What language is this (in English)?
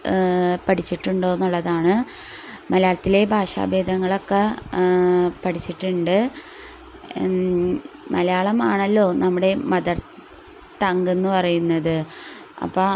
Malayalam